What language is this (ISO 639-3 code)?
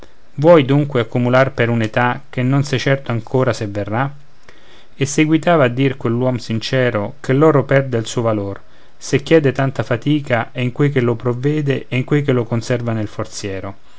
ita